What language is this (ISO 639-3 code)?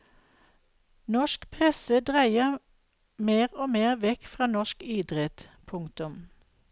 nor